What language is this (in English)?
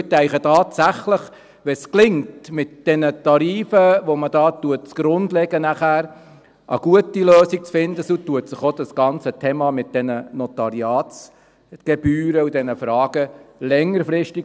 Swiss German